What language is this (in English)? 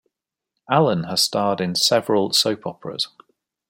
English